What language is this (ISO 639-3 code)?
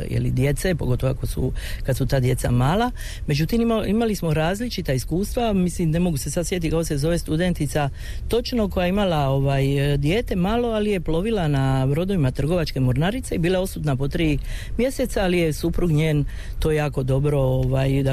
hrv